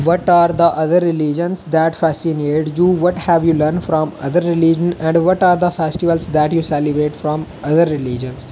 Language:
Dogri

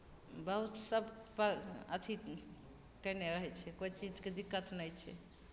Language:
Maithili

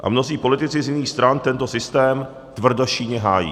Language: Czech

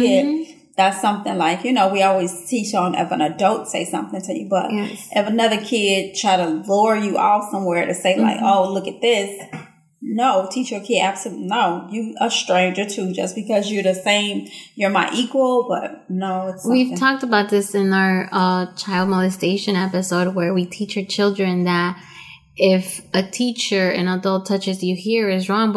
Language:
English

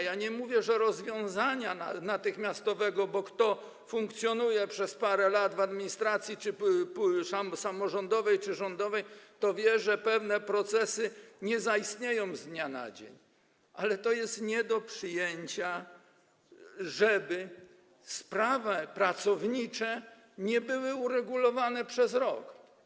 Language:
Polish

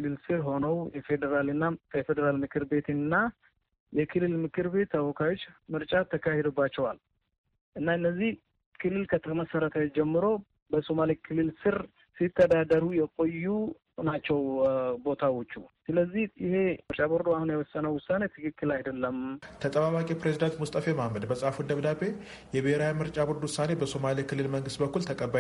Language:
Amharic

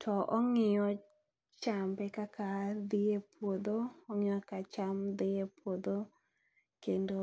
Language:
Luo (Kenya and Tanzania)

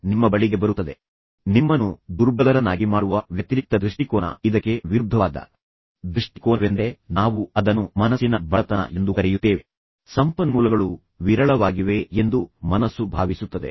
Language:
Kannada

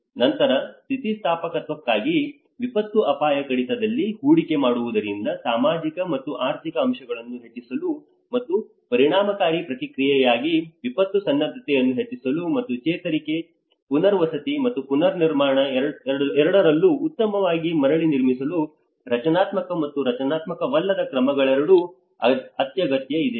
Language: Kannada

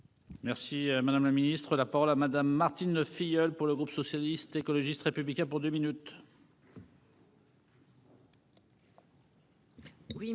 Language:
French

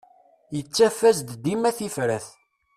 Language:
Kabyle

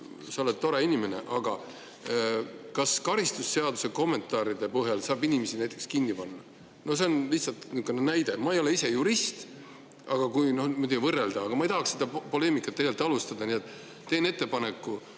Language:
Estonian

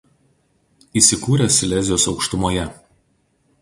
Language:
Lithuanian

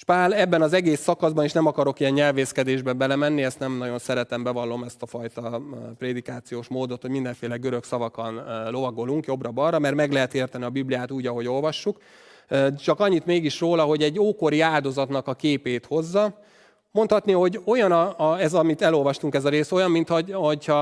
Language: Hungarian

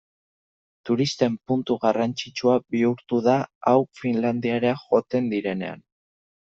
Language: Basque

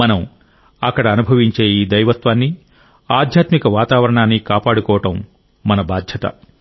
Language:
Telugu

